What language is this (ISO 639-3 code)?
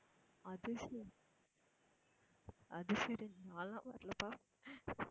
tam